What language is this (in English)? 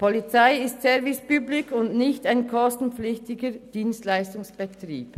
Swiss German